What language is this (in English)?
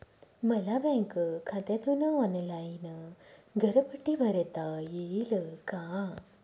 Marathi